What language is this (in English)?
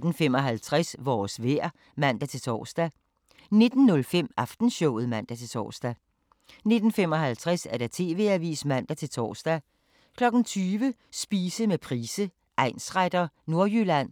Danish